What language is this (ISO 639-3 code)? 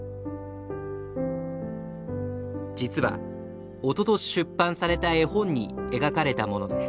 jpn